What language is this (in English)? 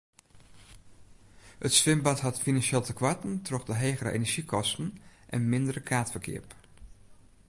Western Frisian